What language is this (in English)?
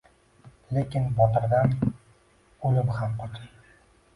Uzbek